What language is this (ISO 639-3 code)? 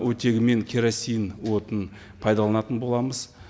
kaz